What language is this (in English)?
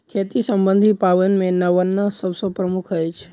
Maithili